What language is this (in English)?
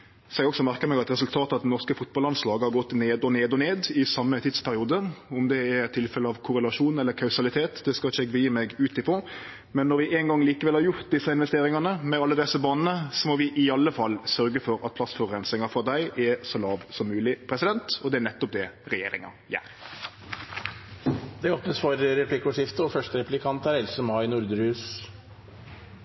Norwegian